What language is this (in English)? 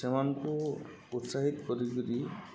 Odia